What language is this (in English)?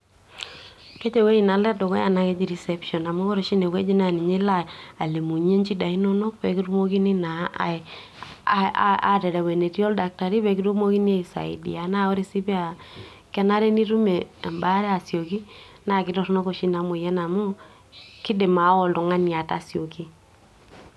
Masai